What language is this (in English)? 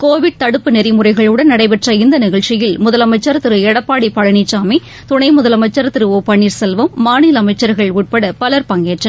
Tamil